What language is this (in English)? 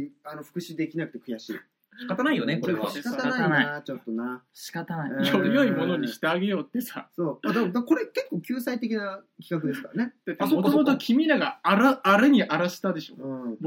Japanese